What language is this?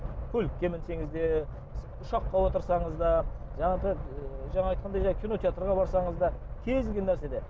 Kazakh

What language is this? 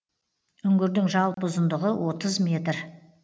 Kazakh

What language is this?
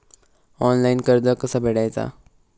Marathi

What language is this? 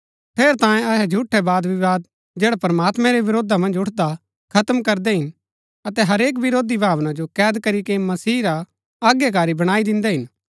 Gaddi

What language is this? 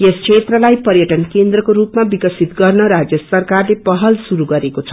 Nepali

